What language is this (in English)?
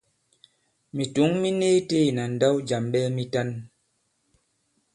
Bankon